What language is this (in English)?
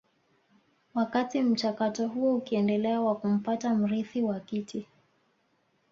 Swahili